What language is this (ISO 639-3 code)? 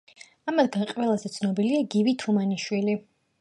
kat